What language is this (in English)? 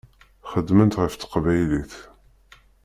Kabyle